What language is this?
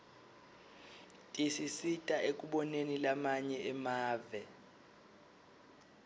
Swati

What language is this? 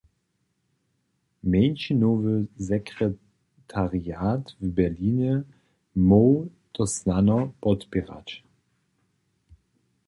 Upper Sorbian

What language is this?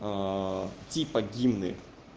Russian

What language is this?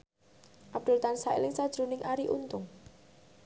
Javanese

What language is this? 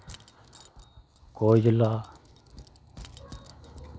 Dogri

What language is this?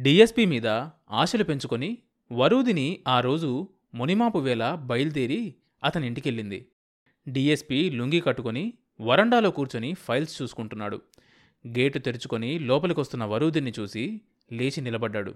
Telugu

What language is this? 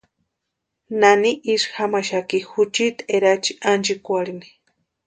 Western Highland Purepecha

